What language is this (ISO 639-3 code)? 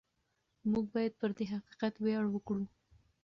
pus